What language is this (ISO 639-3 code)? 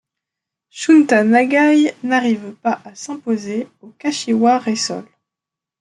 fra